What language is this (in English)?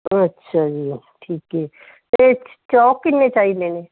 Punjabi